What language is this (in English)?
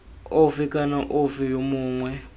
Tswana